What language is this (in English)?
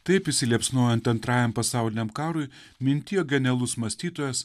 Lithuanian